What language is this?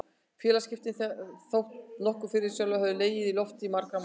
Icelandic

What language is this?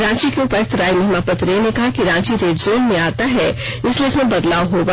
Hindi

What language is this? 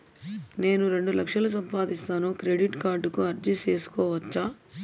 Telugu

